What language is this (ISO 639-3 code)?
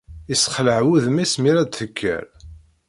kab